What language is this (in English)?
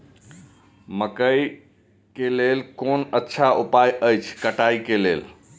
Maithili